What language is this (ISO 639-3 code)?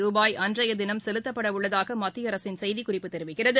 tam